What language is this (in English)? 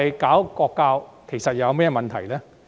Cantonese